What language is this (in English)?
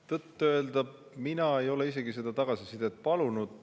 Estonian